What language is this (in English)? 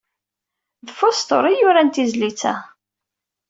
Kabyle